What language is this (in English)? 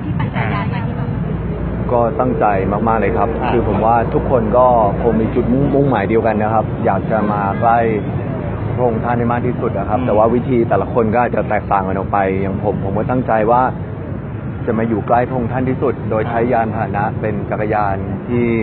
Thai